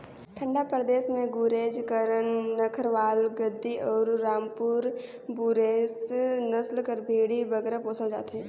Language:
Chhattisgarhi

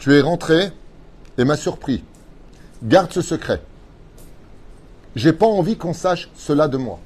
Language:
French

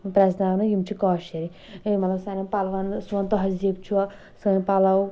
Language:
Kashmiri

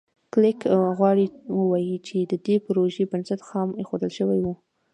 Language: Pashto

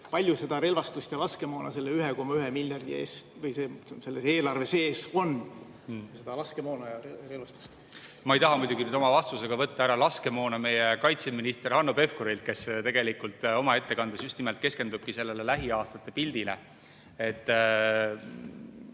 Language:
Estonian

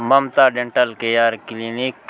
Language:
Chhattisgarhi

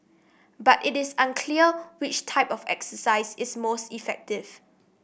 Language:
English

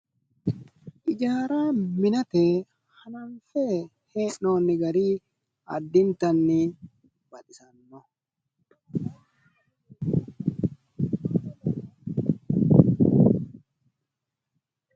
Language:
Sidamo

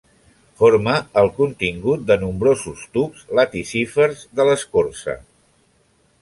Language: Catalan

